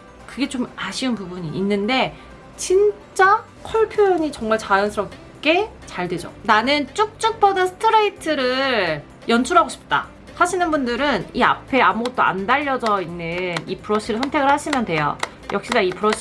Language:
Korean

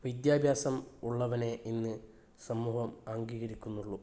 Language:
Malayalam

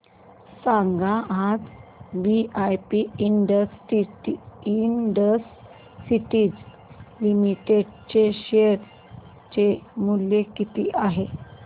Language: Marathi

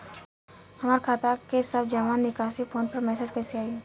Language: Bhojpuri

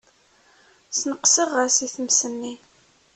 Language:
Kabyle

